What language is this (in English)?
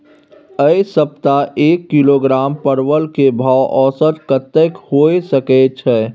Maithili